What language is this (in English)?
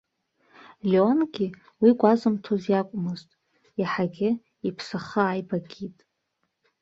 Abkhazian